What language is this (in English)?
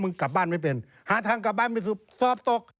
Thai